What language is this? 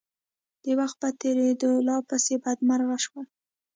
Pashto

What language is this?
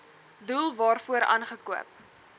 Afrikaans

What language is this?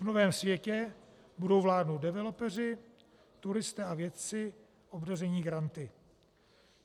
Czech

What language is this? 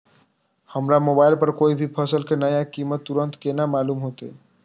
Maithili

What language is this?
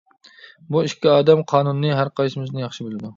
Uyghur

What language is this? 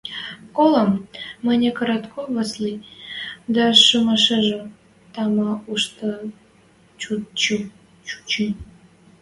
Western Mari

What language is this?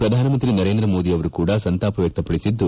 Kannada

